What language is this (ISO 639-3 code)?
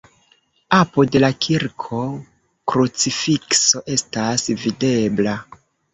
epo